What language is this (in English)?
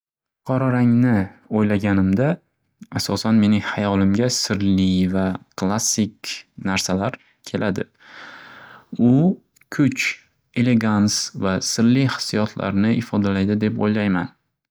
Uzbek